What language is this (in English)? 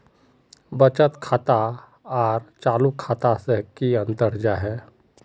Magahi